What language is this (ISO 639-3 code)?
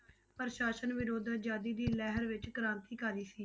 pan